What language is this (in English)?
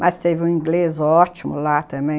Portuguese